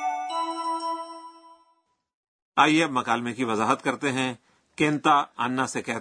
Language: Urdu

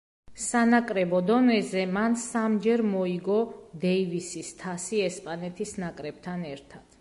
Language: Georgian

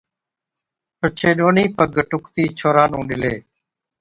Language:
Od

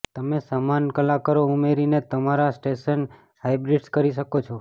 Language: Gujarati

